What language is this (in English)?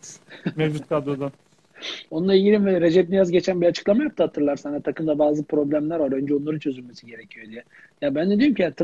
Turkish